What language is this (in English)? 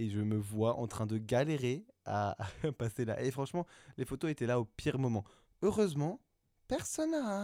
French